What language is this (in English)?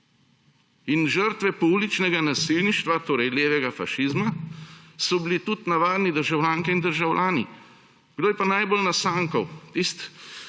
Slovenian